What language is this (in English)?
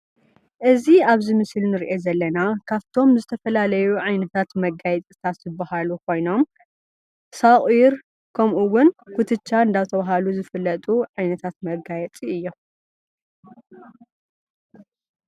Tigrinya